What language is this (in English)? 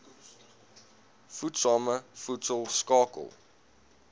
Afrikaans